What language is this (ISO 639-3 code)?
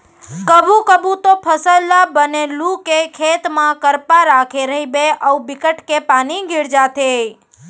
hne